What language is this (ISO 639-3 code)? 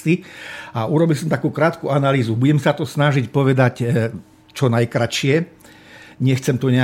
slk